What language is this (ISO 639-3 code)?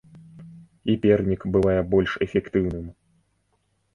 bel